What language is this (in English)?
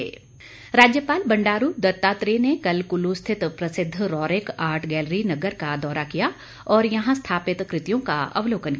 Hindi